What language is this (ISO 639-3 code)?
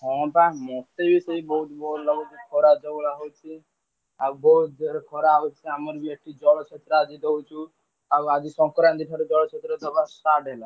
ori